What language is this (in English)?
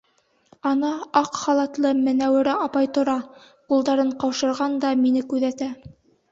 Bashkir